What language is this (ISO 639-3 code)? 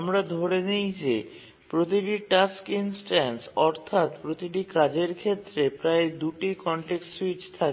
ben